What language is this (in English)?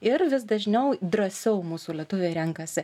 Lithuanian